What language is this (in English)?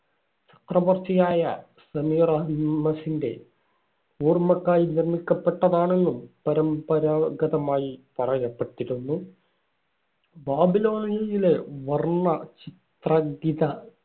Malayalam